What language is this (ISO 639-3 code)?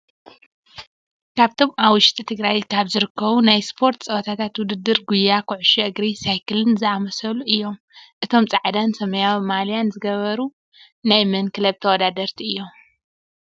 tir